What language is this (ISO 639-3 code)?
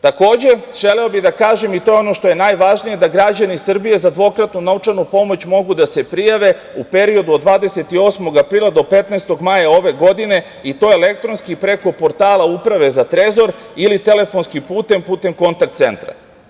srp